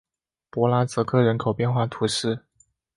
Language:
Chinese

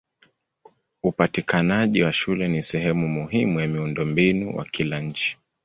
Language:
Swahili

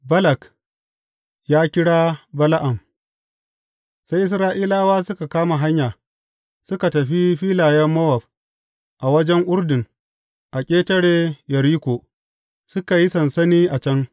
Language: Hausa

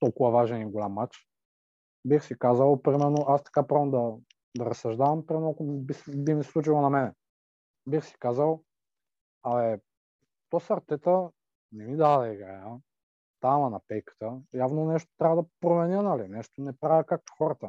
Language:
Bulgarian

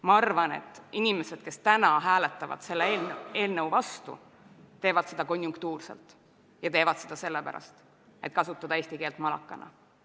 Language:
Estonian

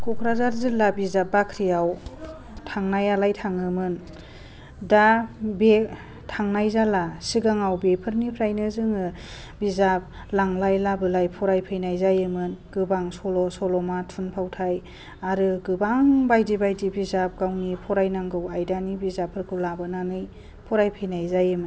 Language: Bodo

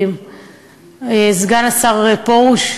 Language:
Hebrew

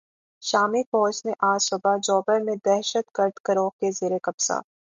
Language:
Urdu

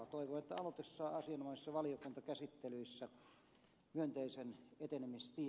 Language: Finnish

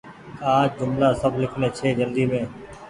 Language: Goaria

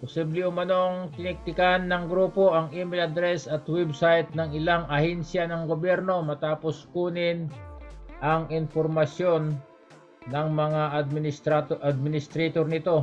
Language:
Filipino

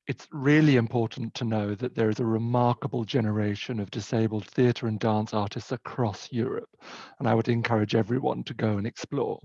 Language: English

